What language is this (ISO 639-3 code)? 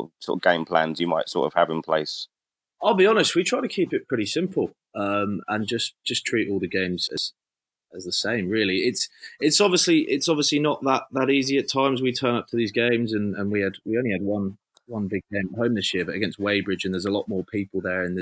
eng